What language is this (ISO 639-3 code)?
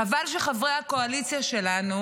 heb